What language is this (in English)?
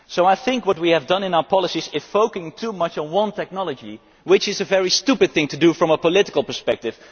English